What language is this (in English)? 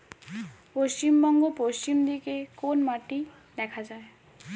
Bangla